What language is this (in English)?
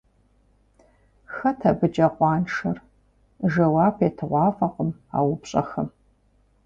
Kabardian